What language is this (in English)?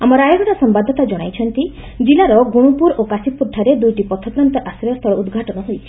Odia